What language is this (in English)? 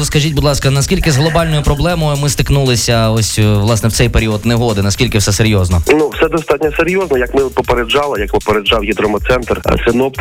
Ukrainian